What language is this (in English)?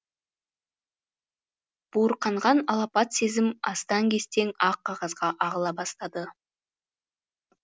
Kazakh